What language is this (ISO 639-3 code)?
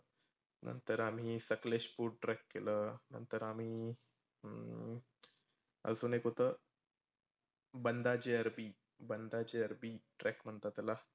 mar